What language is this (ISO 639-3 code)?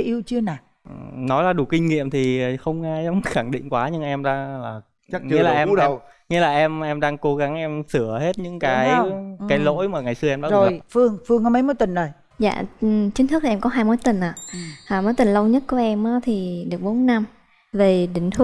vie